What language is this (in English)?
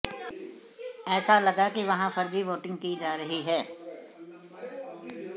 Hindi